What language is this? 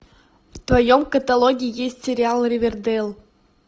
Russian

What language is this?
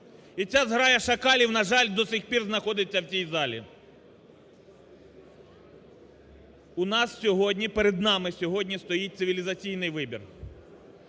Ukrainian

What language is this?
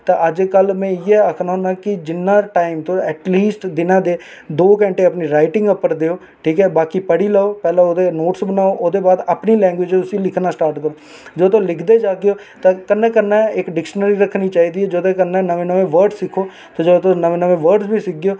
Dogri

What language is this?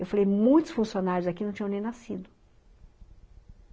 Portuguese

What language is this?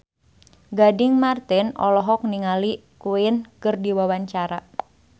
Sundanese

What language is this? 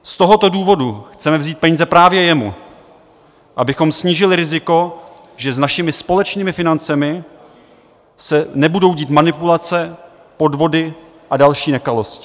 Czech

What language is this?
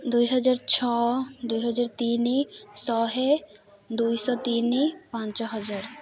Odia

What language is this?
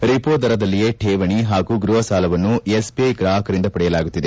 Kannada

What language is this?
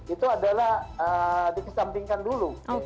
Indonesian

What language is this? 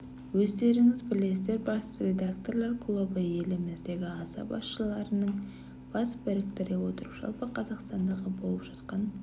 Kazakh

